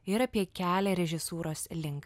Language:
Lithuanian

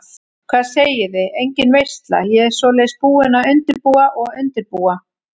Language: Icelandic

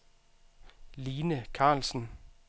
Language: Danish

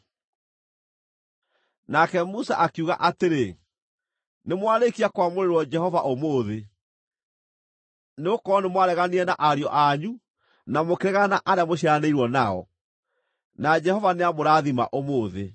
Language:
Kikuyu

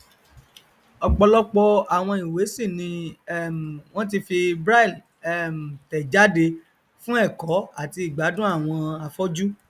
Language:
Yoruba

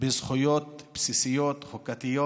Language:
Hebrew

